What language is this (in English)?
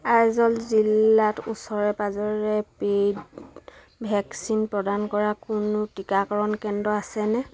Assamese